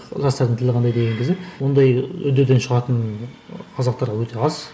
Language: Kazakh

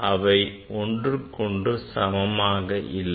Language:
Tamil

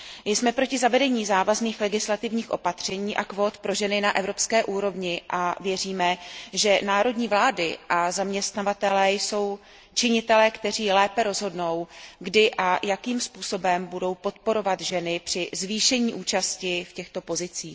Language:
Czech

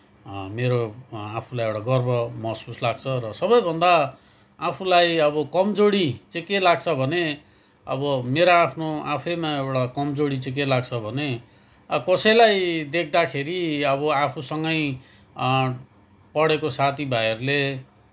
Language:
Nepali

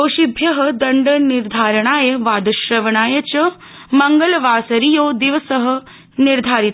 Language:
Sanskrit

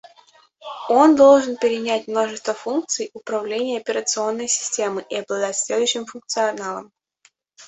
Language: Russian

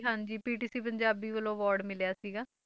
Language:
Punjabi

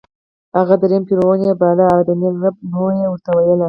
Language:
Pashto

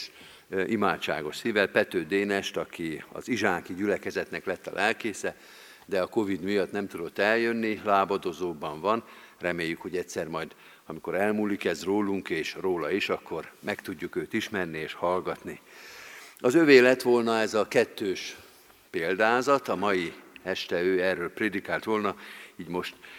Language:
Hungarian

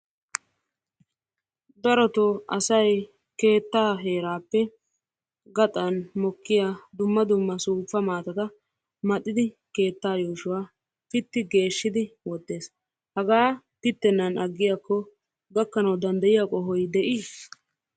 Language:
Wolaytta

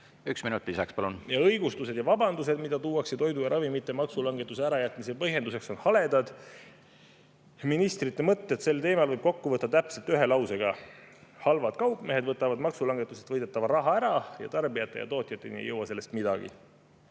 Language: Estonian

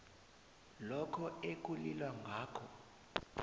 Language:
South Ndebele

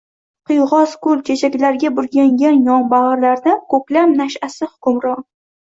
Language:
Uzbek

